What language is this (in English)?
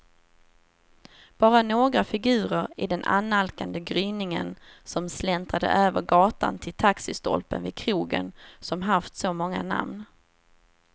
Swedish